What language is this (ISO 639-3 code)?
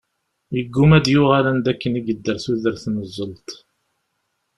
kab